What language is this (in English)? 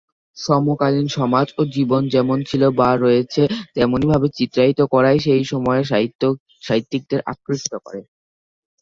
Bangla